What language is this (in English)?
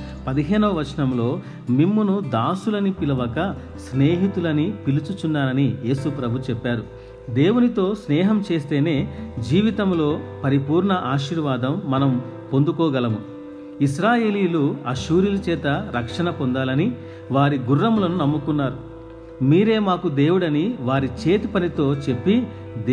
Telugu